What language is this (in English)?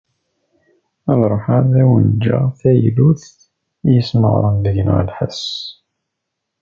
Kabyle